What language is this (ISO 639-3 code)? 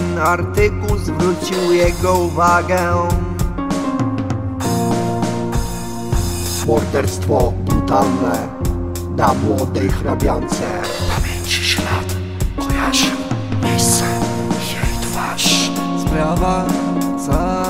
pol